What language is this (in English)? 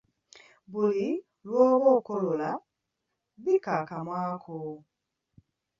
Ganda